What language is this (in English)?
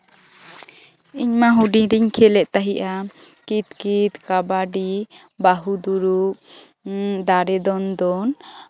Santali